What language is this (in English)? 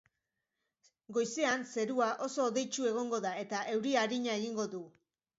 Basque